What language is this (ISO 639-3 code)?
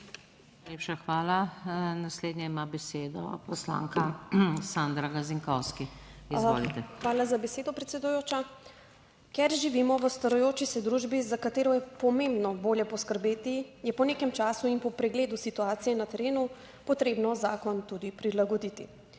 slv